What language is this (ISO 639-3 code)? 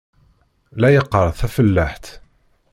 kab